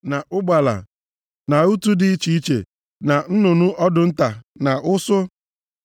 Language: Igbo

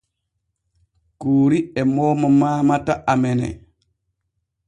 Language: Borgu Fulfulde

